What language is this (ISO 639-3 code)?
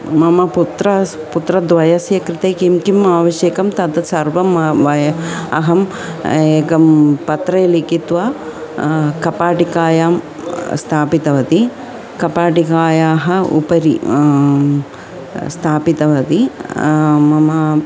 san